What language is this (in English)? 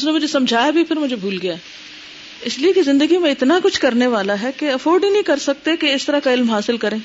Urdu